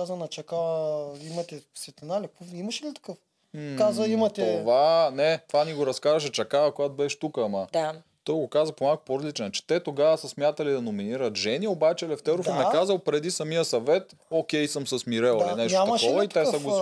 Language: Bulgarian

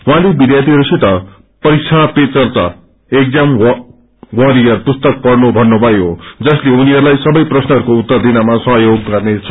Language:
Nepali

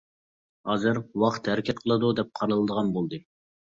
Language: Uyghur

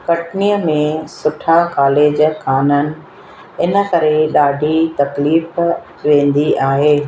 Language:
Sindhi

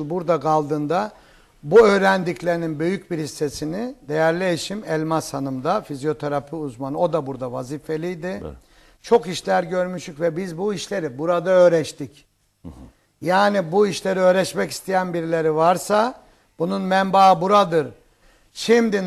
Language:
Turkish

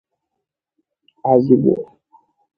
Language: Igbo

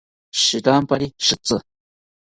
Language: South Ucayali Ashéninka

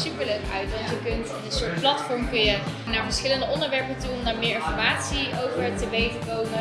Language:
Dutch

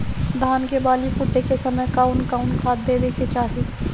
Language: Bhojpuri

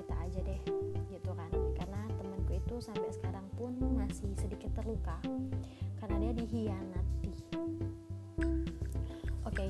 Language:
Indonesian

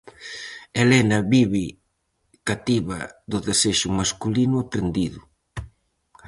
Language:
Galician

